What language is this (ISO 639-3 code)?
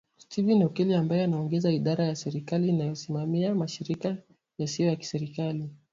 swa